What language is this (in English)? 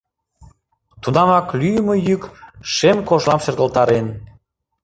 Mari